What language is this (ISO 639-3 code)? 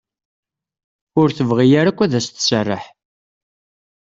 kab